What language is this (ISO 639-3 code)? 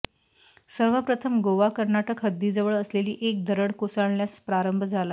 mar